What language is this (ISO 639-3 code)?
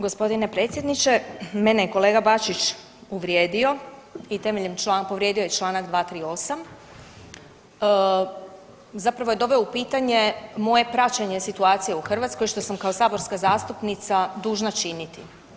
hrv